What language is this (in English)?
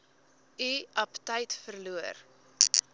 Afrikaans